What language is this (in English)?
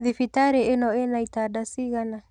Kikuyu